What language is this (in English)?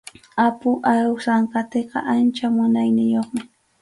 Arequipa-La Unión Quechua